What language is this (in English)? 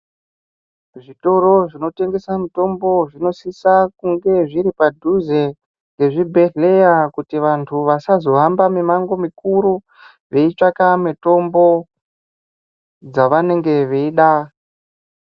Ndau